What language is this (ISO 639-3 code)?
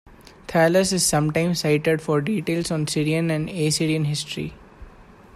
eng